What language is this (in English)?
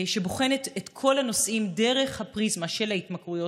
Hebrew